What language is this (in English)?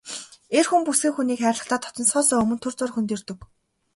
Mongolian